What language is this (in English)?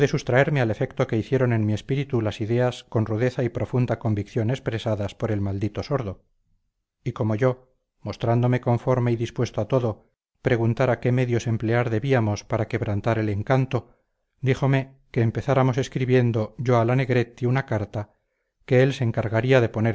Spanish